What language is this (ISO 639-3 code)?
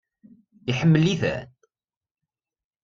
kab